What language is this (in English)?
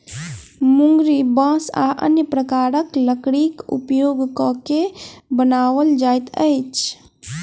Maithili